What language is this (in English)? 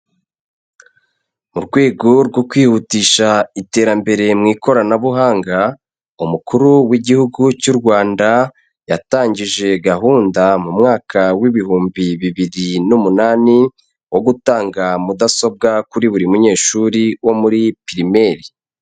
Kinyarwanda